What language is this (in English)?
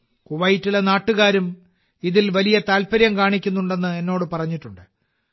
Malayalam